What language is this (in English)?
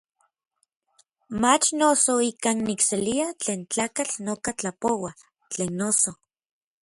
Orizaba Nahuatl